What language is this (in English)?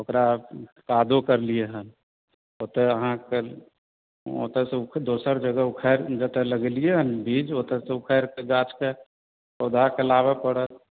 Maithili